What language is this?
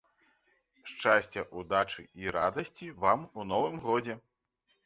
Belarusian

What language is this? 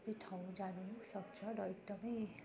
Nepali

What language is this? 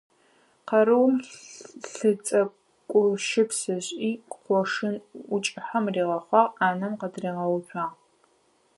Adyghe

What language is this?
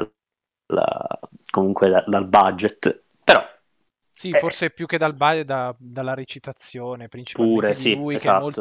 Italian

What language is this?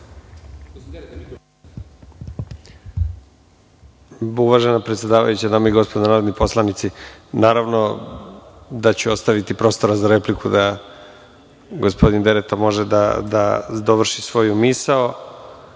Serbian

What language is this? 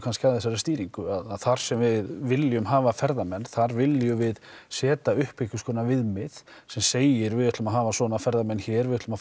Icelandic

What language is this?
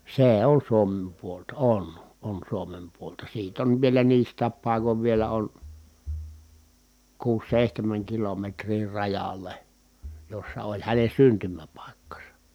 Finnish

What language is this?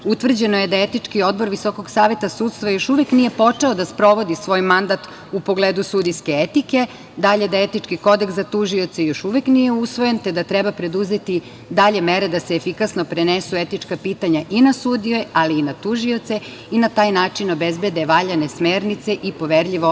Serbian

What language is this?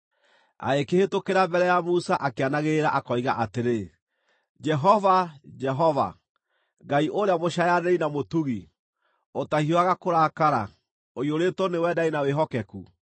Kikuyu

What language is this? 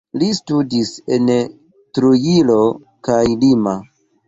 Esperanto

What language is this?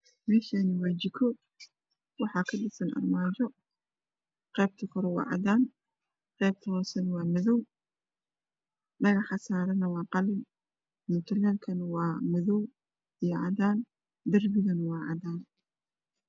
Somali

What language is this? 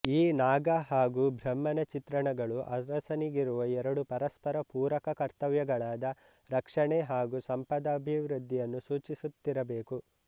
Kannada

